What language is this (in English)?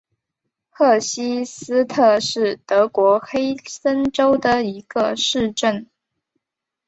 Chinese